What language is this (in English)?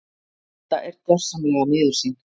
Icelandic